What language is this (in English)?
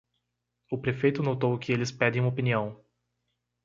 Portuguese